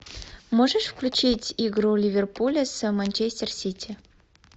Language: Russian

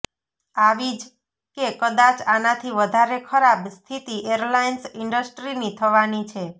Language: Gujarati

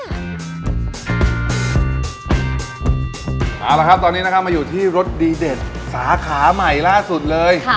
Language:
Thai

